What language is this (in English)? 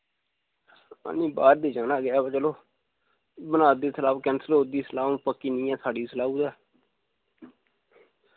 Dogri